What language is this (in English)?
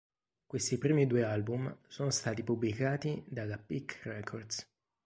Italian